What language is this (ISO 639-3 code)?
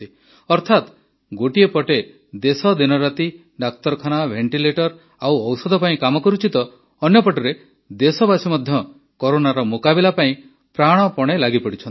ori